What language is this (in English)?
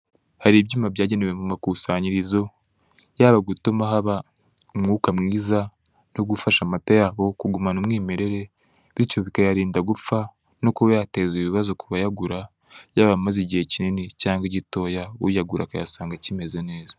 Kinyarwanda